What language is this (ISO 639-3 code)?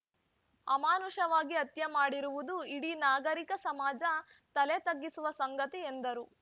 kan